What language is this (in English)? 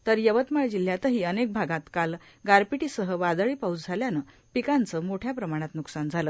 Marathi